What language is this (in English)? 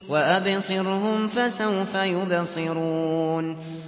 Arabic